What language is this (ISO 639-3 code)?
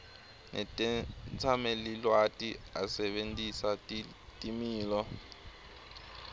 ssw